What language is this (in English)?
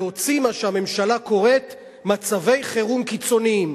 Hebrew